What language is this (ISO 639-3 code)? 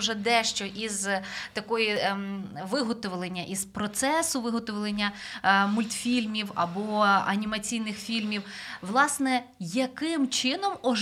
ukr